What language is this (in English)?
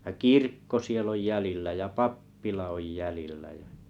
Finnish